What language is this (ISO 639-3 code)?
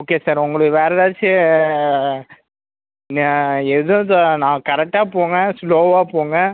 tam